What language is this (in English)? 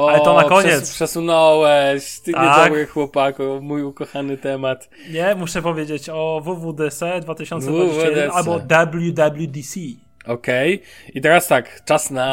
Polish